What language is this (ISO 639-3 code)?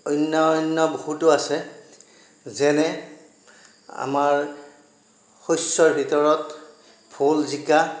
asm